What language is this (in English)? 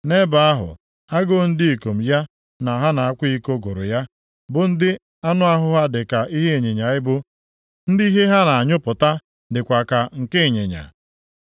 Igbo